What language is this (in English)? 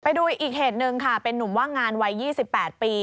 Thai